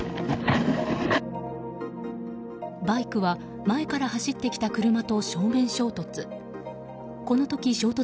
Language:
Japanese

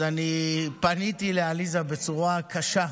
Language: Hebrew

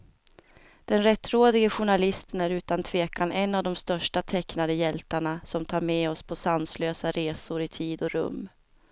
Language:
Swedish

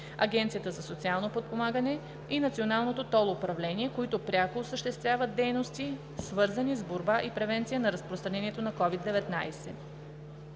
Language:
Bulgarian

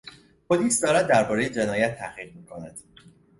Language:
Persian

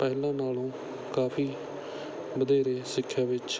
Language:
Punjabi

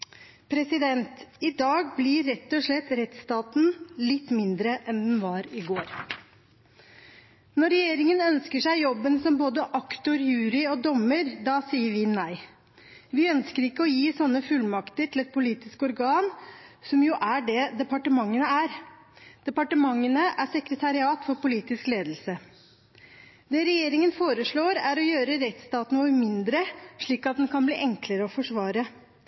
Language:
Norwegian Bokmål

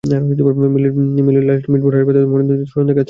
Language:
Bangla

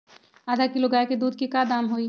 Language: Magahi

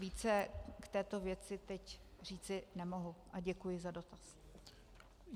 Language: Czech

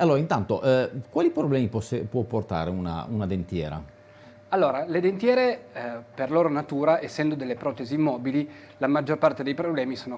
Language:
Italian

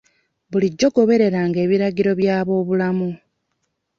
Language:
Ganda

